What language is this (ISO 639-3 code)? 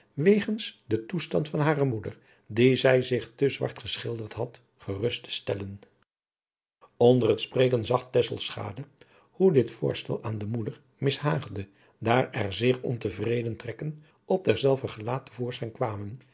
nld